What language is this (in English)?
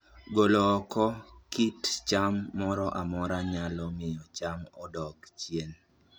Luo (Kenya and Tanzania)